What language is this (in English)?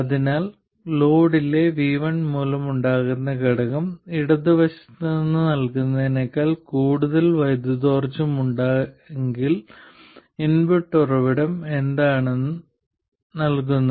Malayalam